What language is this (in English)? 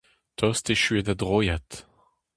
Breton